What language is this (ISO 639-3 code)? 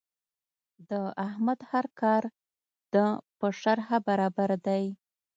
pus